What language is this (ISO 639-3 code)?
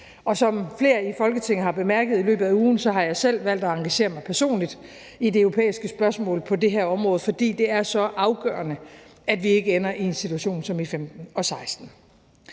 dan